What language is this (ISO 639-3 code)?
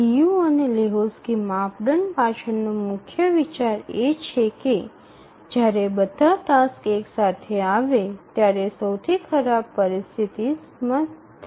guj